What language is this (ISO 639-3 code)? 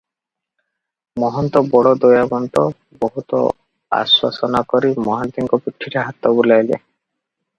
ori